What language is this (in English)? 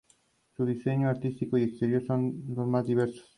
Spanish